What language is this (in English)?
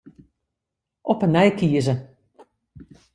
Western Frisian